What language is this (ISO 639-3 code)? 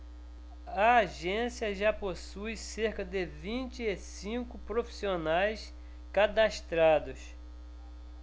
por